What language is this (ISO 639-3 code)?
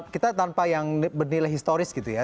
ind